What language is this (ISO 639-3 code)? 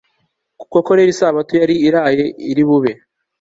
kin